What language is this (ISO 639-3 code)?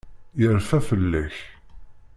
kab